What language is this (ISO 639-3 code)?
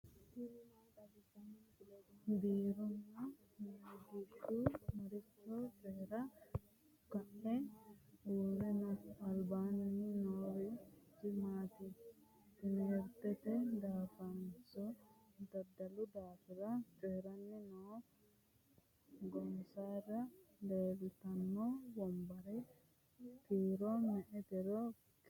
sid